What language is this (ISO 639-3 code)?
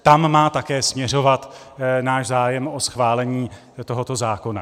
ces